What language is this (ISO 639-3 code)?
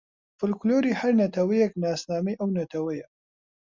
ckb